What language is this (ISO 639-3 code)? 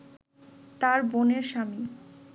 ben